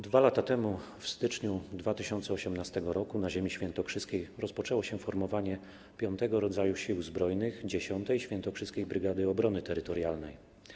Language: Polish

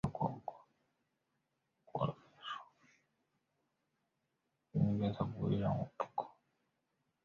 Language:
Chinese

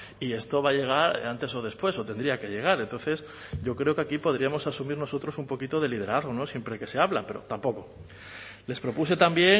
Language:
Spanish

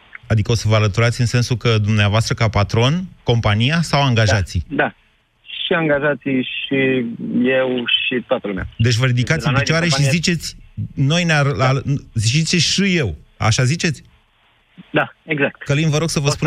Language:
Romanian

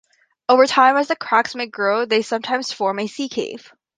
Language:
English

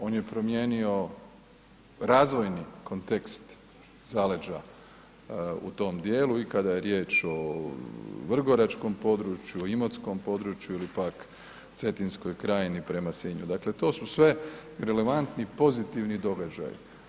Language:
Croatian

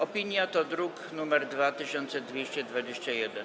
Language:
Polish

